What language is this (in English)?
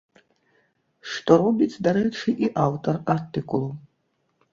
Belarusian